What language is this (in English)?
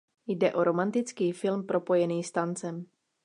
Czech